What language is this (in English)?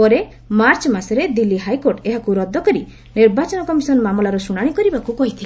Odia